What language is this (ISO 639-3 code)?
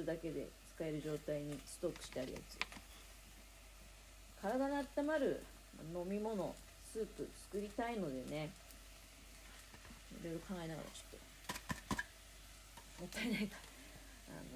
jpn